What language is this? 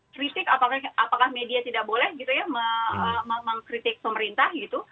Indonesian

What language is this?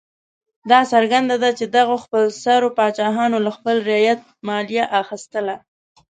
Pashto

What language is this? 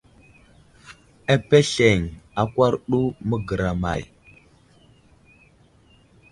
Wuzlam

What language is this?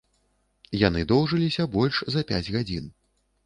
Belarusian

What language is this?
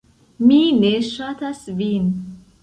Esperanto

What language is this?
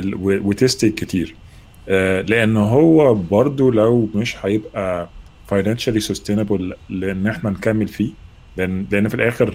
Arabic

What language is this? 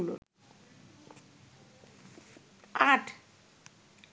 Bangla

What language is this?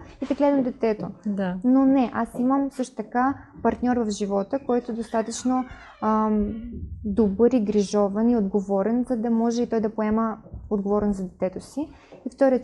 Bulgarian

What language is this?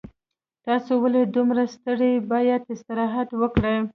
Pashto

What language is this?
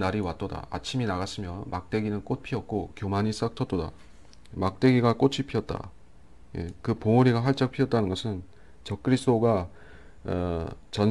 Korean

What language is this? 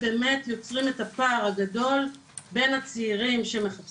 Hebrew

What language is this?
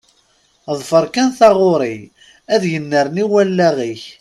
Kabyle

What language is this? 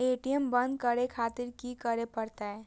Maithili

